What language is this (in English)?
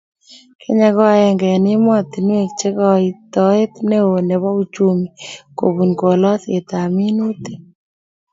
Kalenjin